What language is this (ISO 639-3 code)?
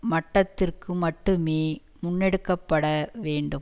tam